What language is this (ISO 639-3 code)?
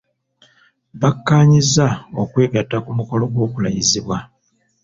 lug